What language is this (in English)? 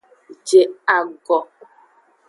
Aja (Benin)